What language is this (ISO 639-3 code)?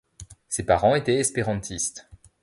fra